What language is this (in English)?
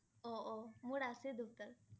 Assamese